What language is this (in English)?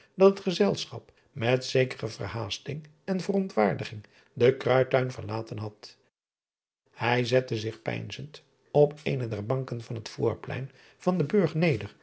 Dutch